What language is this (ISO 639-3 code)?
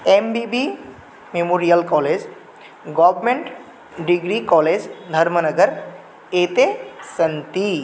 san